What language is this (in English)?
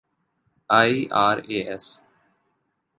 Urdu